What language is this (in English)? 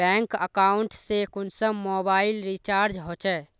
Magahi